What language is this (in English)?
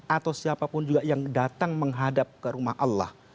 Indonesian